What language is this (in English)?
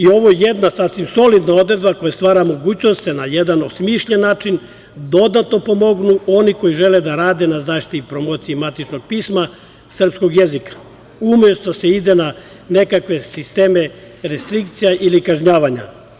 Serbian